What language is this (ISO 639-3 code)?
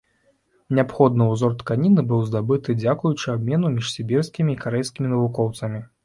bel